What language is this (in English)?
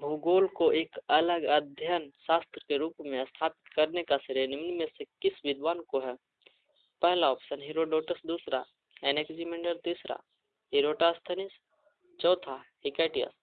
Hindi